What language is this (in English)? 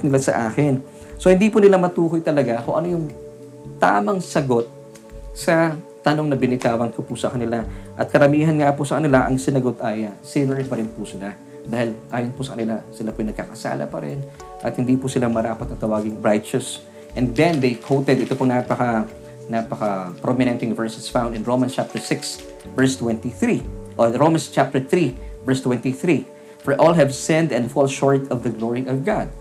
Filipino